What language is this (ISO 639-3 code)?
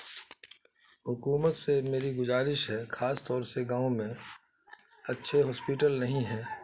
urd